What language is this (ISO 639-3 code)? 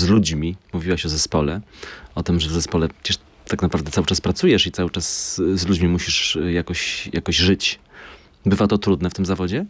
pol